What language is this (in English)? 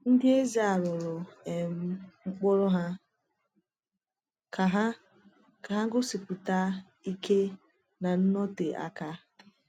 Igbo